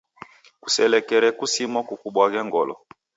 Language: Taita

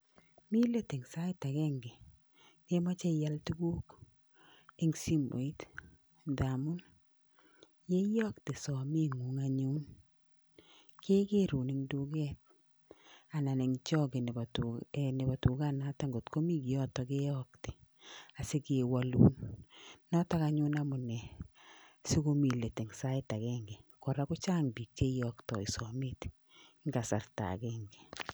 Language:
Kalenjin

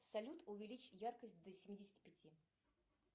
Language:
Russian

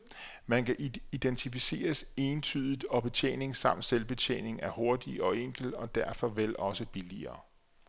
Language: Danish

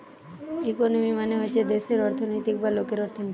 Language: Bangla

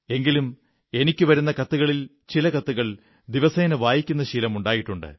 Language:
Malayalam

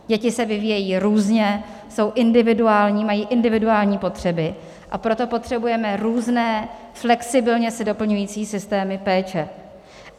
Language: Czech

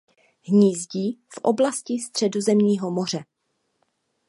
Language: Czech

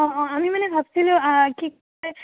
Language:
Assamese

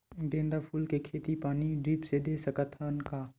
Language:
Chhattisgarhi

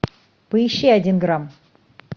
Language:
Russian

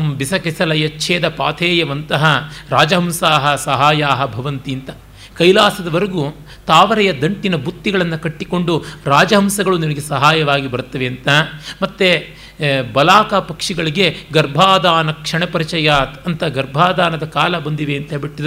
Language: Kannada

